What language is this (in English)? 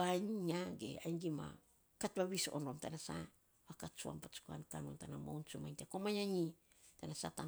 Saposa